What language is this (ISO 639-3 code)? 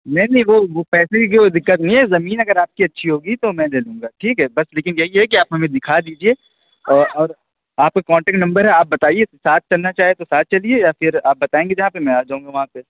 urd